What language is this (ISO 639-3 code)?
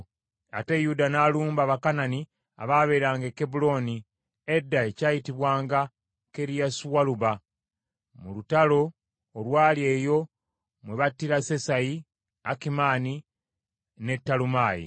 lug